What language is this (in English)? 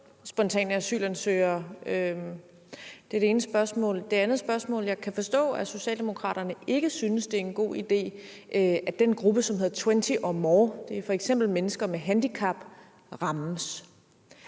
Danish